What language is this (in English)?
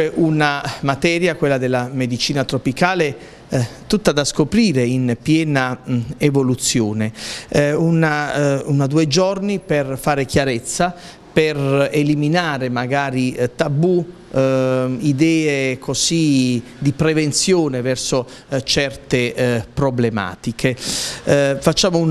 Italian